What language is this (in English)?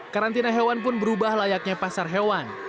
Indonesian